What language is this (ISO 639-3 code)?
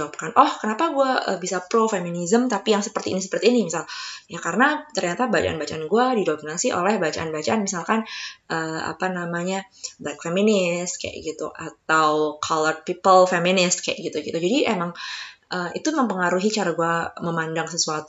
ind